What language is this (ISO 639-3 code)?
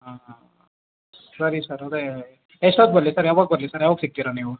kan